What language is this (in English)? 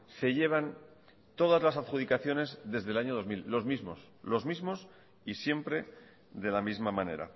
Spanish